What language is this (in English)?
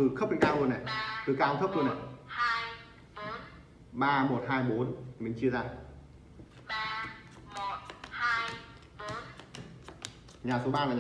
Vietnamese